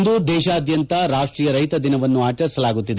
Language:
Kannada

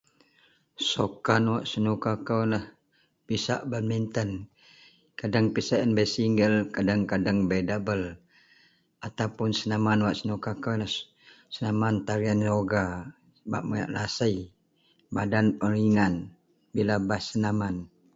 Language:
Central Melanau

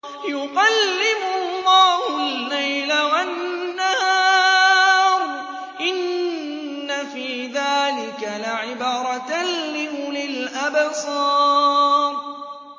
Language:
Arabic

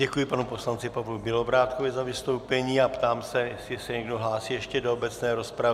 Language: Czech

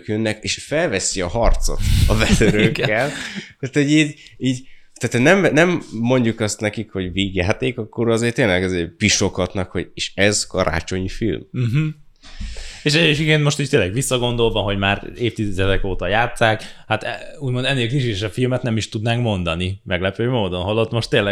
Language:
Hungarian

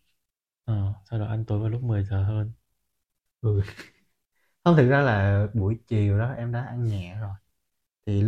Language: Vietnamese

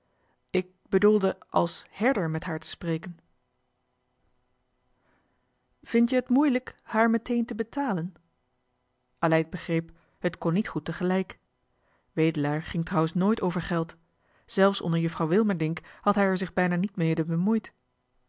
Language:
Dutch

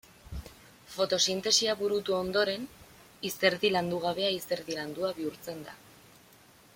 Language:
Basque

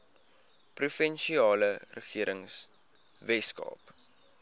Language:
Afrikaans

